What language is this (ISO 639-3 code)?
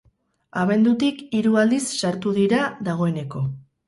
eus